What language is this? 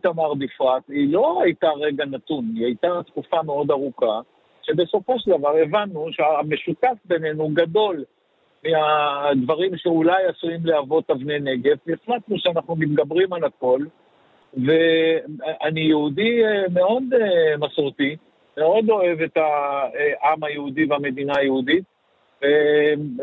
Hebrew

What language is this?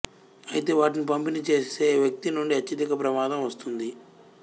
Telugu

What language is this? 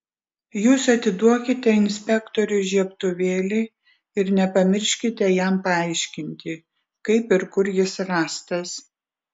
Lithuanian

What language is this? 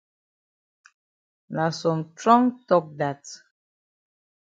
Cameroon Pidgin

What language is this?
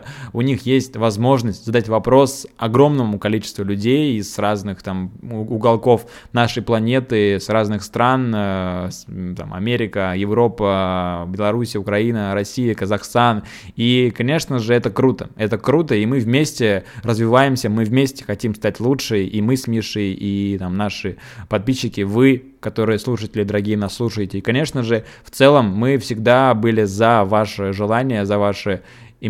Russian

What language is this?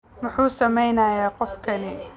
Somali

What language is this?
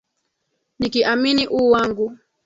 Swahili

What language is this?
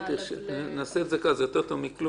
Hebrew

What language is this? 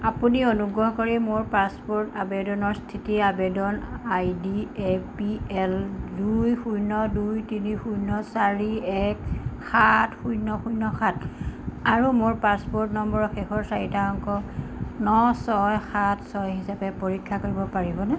Assamese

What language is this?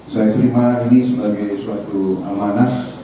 Indonesian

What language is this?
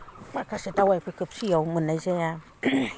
Bodo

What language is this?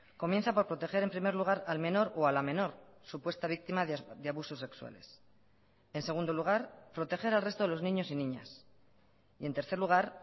Spanish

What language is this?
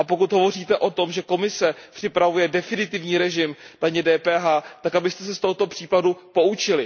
Czech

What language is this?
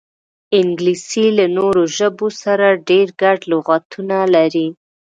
Pashto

